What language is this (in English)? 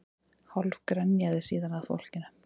Icelandic